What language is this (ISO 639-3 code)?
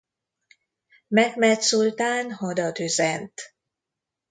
hun